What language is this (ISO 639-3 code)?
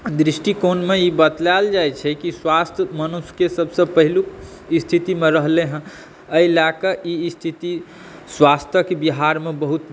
mai